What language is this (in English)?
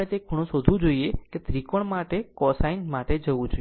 Gujarati